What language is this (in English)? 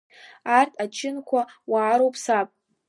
Abkhazian